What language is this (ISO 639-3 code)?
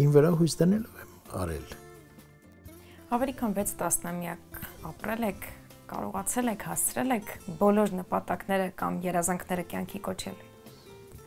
ron